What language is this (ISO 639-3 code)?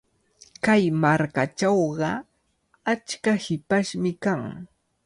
qvl